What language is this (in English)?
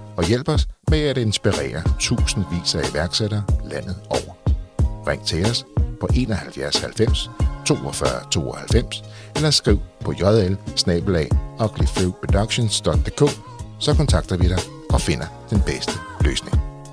Danish